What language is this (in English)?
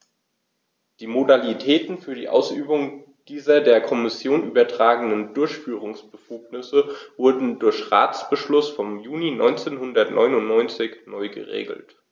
German